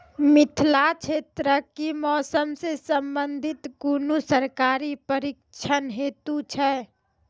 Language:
Maithili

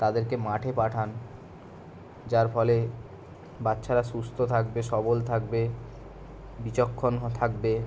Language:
Bangla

